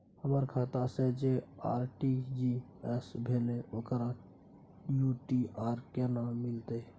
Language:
Maithili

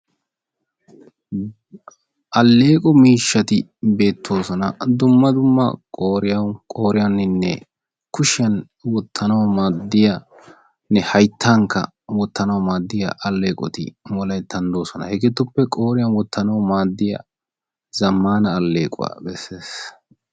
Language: Wolaytta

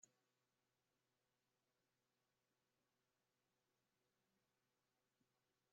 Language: Western Frisian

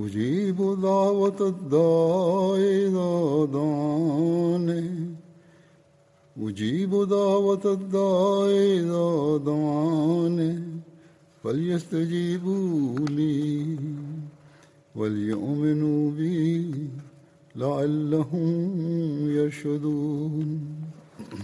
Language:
Swahili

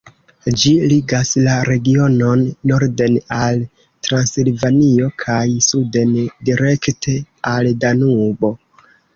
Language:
Esperanto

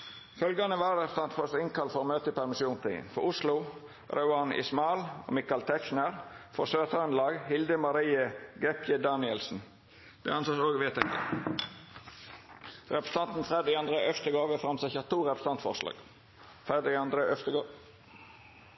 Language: Norwegian Nynorsk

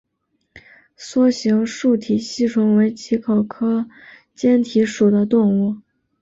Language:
Chinese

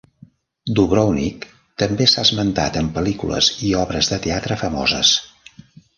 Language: Catalan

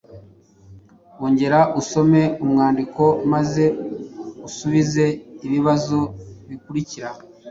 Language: Kinyarwanda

